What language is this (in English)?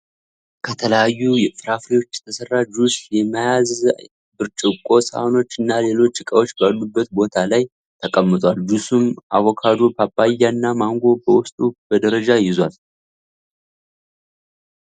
Amharic